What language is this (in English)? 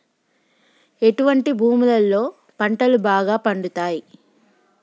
Telugu